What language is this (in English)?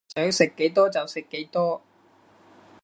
Cantonese